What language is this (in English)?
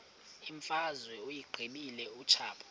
Xhosa